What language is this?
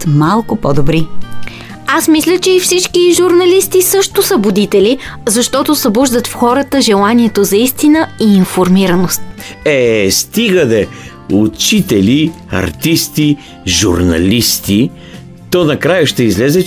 Bulgarian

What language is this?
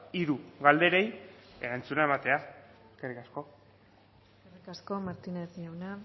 Basque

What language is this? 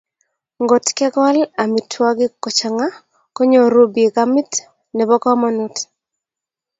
Kalenjin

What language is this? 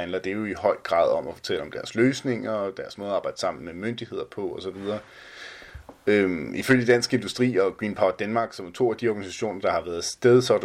Danish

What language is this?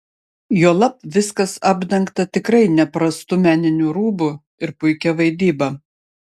Lithuanian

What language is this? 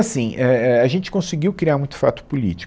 Portuguese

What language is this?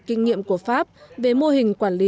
Vietnamese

